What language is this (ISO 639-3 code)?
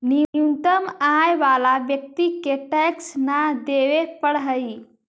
mag